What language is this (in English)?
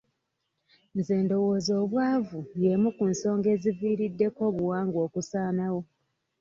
Ganda